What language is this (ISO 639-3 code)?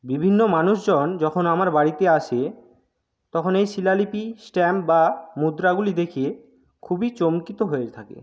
ben